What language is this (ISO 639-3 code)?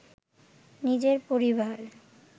ben